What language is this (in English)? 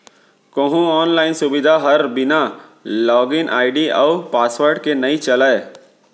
Chhattisgarhi